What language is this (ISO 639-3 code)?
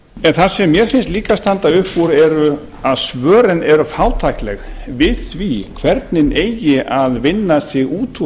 isl